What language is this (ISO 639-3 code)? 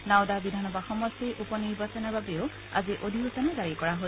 asm